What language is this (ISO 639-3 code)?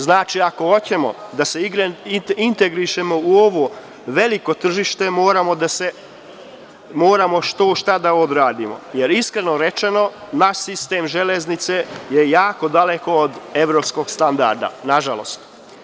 srp